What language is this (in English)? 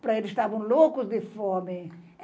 Portuguese